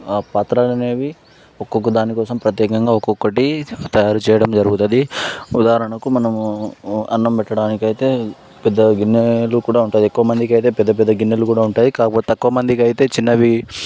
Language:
Telugu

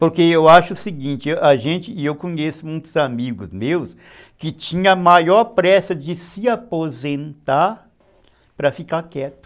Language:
Portuguese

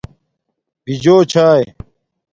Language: Domaaki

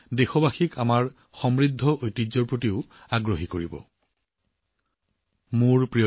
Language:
Assamese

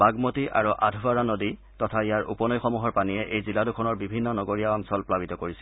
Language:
Assamese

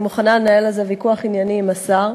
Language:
Hebrew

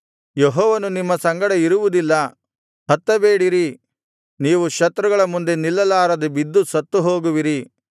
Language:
Kannada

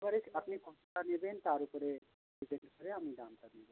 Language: Bangla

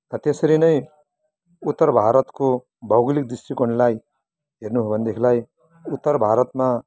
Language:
Nepali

